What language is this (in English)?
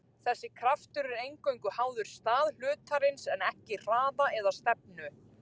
Icelandic